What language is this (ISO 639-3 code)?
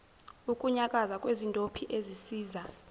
zul